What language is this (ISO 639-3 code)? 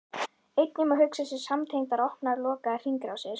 isl